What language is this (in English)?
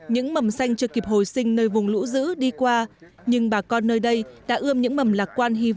Vietnamese